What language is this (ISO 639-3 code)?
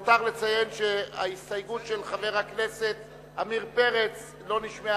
heb